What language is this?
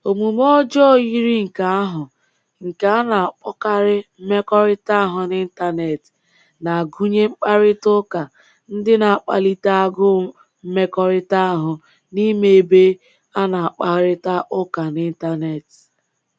Igbo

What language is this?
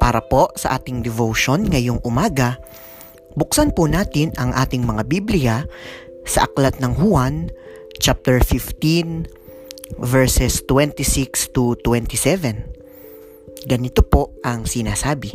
Filipino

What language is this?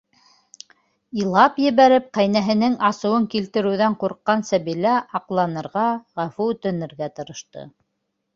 Bashkir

